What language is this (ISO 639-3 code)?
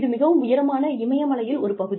tam